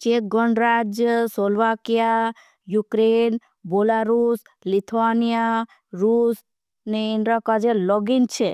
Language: Bhili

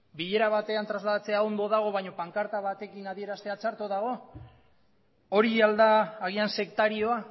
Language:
Basque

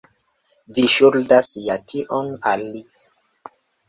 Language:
Esperanto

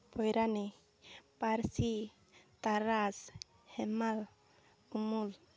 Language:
Santali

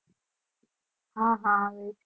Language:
Gujarati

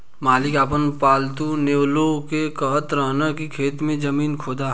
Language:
Bhojpuri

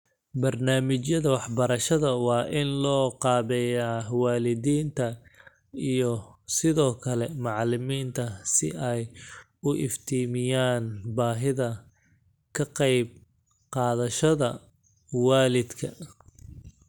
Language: Somali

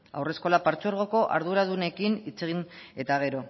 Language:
Basque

